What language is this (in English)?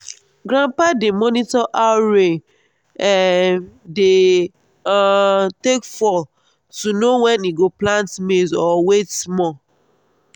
Nigerian Pidgin